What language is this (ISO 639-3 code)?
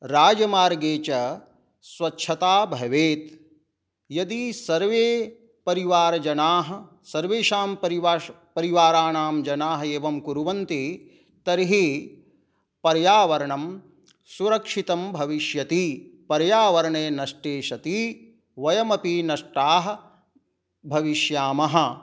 san